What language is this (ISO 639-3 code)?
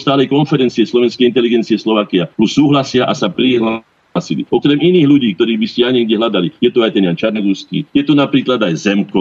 slk